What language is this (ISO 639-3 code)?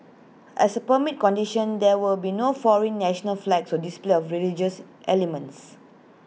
eng